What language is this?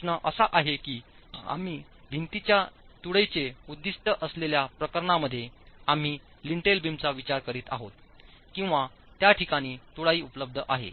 Marathi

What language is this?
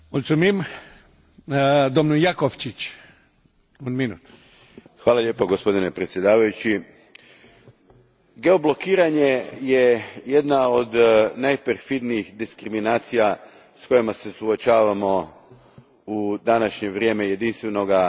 Croatian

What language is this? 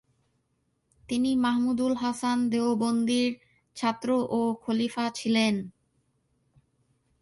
Bangla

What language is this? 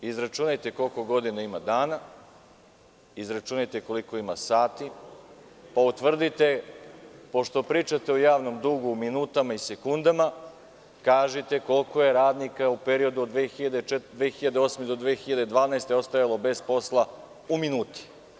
Serbian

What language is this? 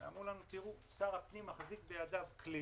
Hebrew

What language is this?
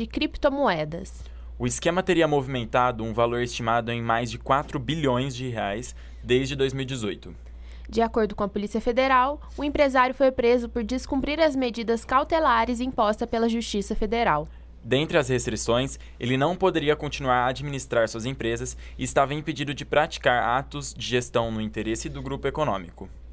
Portuguese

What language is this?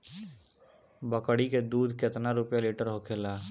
Bhojpuri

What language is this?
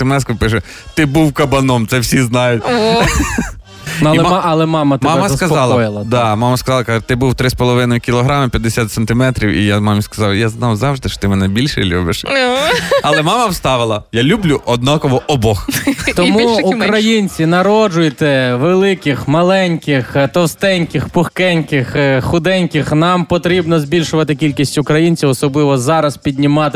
Ukrainian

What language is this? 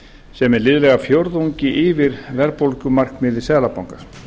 Icelandic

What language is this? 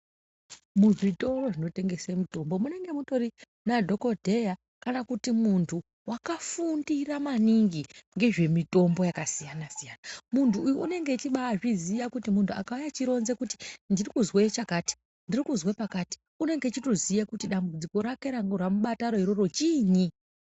Ndau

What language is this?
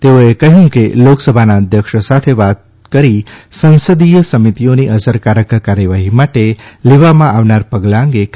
Gujarati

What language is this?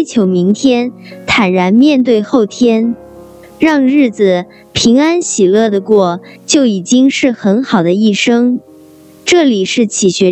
Chinese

